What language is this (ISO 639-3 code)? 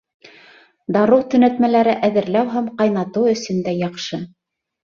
bak